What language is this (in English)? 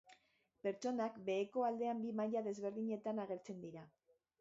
Basque